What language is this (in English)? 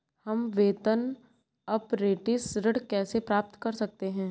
Hindi